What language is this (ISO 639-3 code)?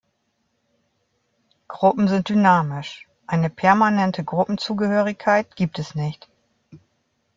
deu